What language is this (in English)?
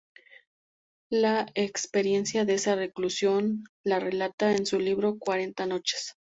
Spanish